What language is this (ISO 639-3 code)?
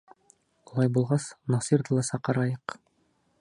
bak